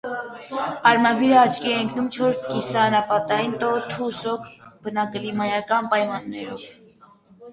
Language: Armenian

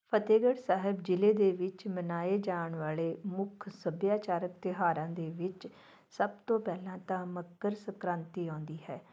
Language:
Punjabi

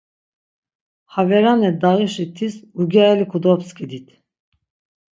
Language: Laz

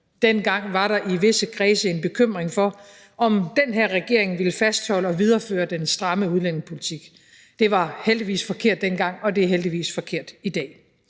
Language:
Danish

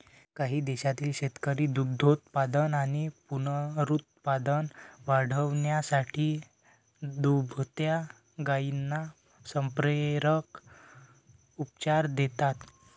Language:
Marathi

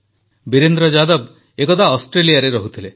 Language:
Odia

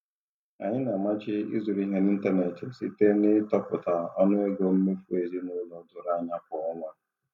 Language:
Igbo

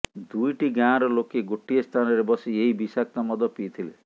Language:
Odia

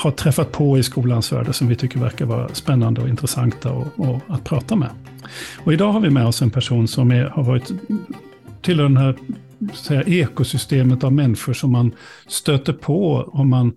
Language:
Swedish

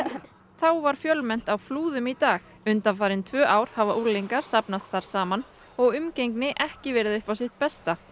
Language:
Icelandic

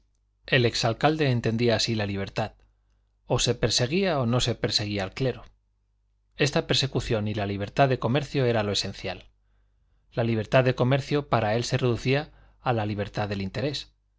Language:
Spanish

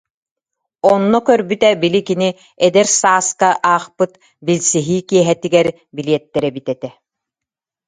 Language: Yakut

